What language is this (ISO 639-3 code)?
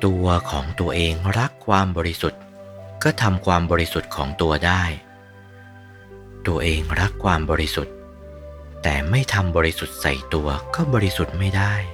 tha